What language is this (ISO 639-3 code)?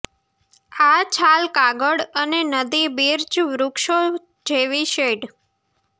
guj